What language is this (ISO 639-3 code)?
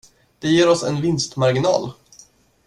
swe